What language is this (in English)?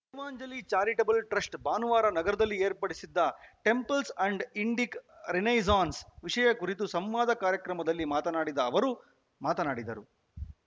Kannada